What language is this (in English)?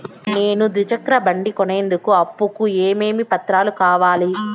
Telugu